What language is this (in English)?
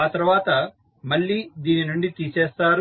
Telugu